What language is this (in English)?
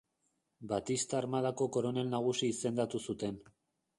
Basque